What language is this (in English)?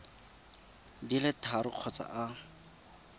Tswana